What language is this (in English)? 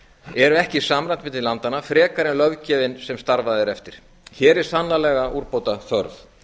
Icelandic